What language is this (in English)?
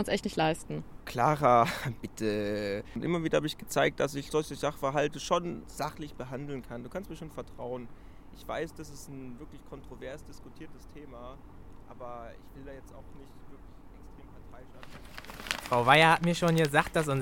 German